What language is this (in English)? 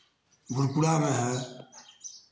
Hindi